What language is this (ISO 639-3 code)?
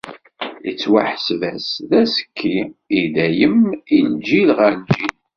kab